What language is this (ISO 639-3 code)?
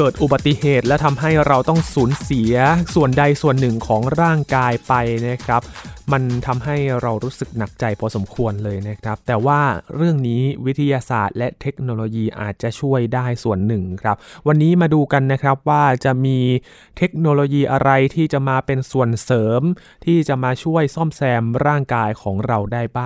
tha